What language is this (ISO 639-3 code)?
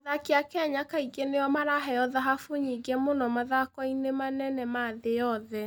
kik